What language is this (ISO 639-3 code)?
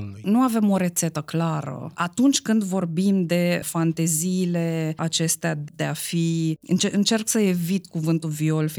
ron